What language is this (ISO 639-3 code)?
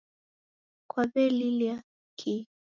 dav